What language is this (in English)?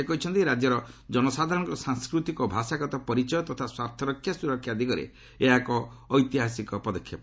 Odia